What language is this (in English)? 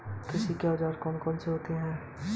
Hindi